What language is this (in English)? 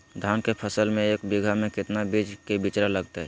Magahi